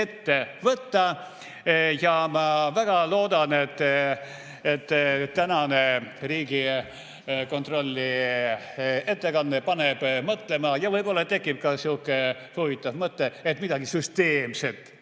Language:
Estonian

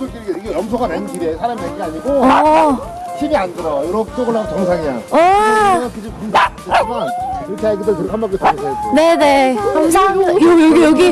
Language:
Korean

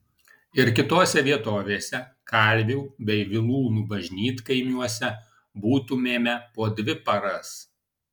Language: Lithuanian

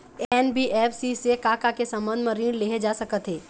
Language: Chhattisgarhi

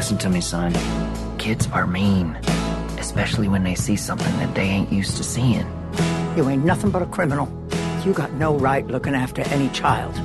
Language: Persian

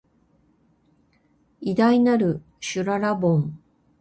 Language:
Japanese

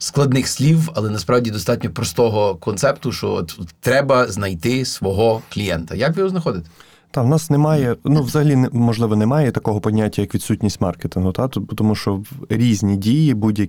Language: Ukrainian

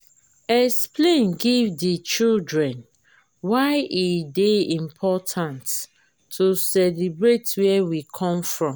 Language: Nigerian Pidgin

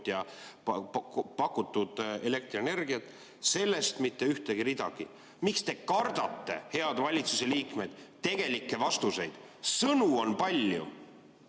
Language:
Estonian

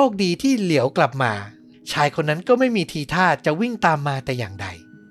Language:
Thai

